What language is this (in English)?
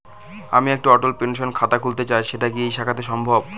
Bangla